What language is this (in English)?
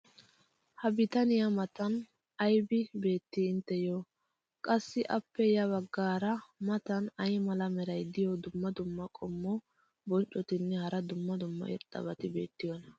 Wolaytta